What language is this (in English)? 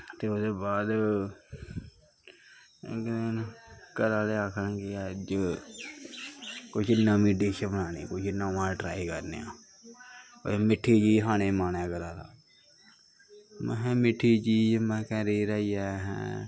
Dogri